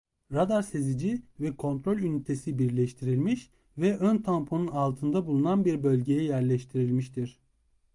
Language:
Turkish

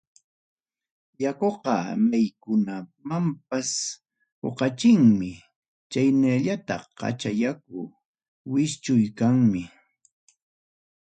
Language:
Ayacucho Quechua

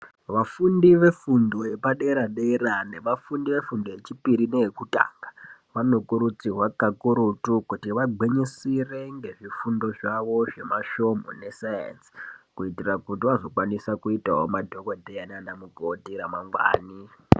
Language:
Ndau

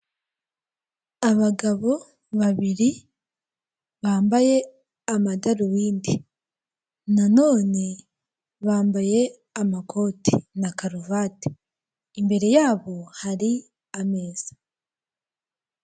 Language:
Kinyarwanda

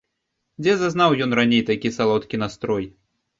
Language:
Belarusian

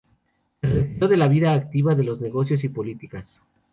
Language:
Spanish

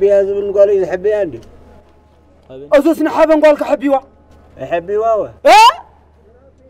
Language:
Arabic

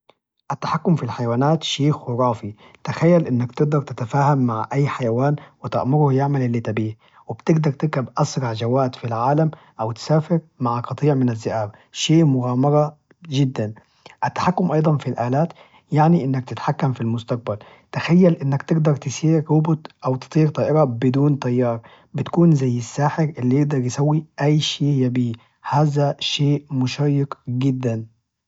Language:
Najdi Arabic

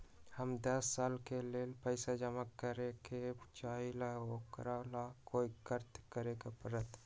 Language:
Magahi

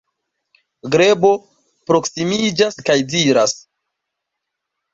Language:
Esperanto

